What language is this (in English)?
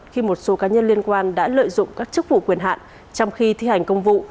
Vietnamese